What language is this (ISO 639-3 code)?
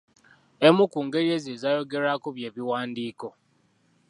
lug